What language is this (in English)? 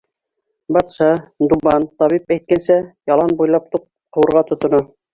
Bashkir